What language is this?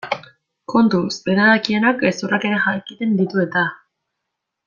Basque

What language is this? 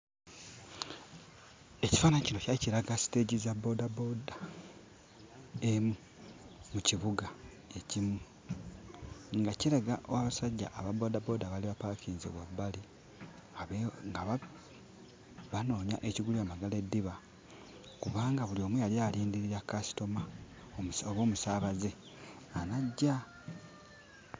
Ganda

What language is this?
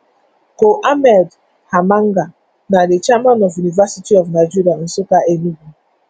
Nigerian Pidgin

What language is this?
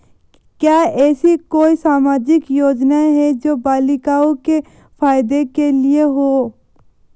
Hindi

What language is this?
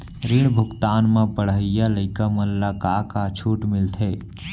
Chhattisgarhi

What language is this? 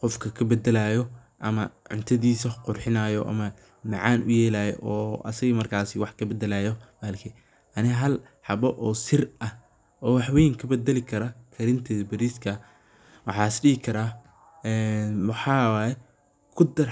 Somali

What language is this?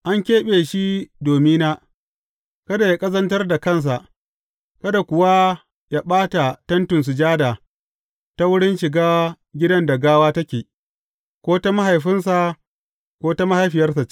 Hausa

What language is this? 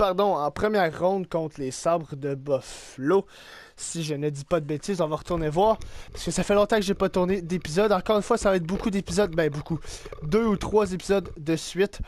French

